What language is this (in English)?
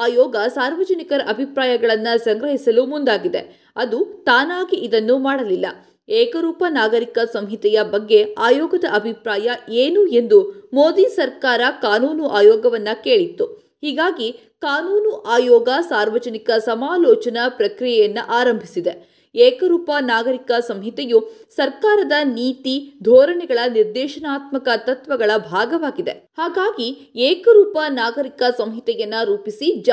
Kannada